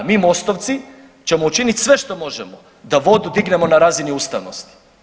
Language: Croatian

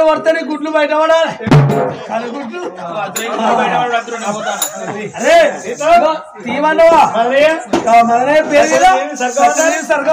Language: Arabic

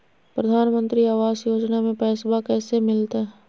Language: Magahi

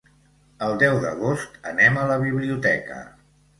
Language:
Catalan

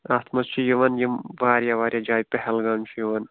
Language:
Kashmiri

